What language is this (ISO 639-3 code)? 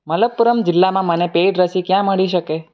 guj